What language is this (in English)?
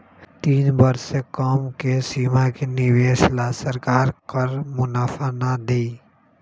Magahi